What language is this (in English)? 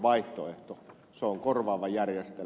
Finnish